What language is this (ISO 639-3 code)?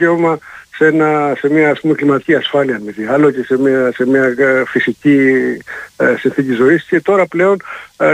ell